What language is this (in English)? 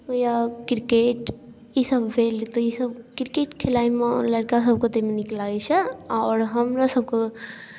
Maithili